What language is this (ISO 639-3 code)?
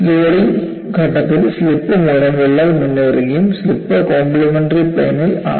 mal